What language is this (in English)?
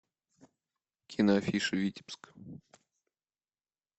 Russian